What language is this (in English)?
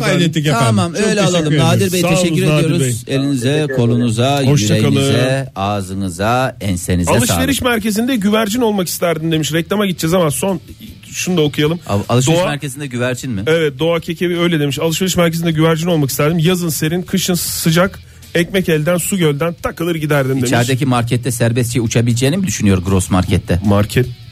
Turkish